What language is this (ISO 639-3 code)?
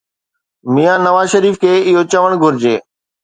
snd